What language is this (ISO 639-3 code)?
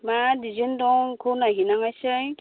brx